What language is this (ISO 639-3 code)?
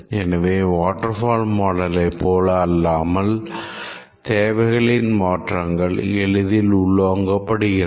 tam